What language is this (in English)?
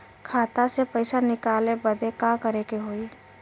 Bhojpuri